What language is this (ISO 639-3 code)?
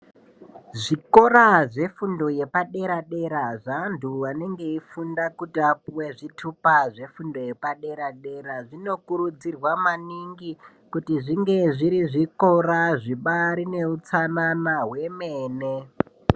ndc